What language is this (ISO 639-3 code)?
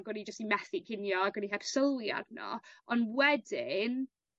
cym